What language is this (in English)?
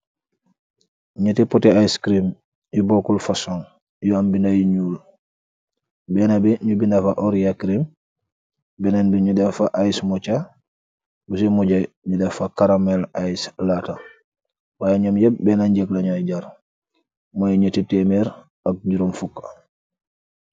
Wolof